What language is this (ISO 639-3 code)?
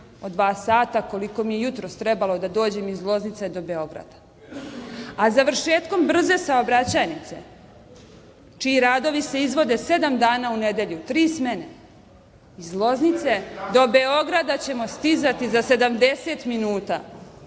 srp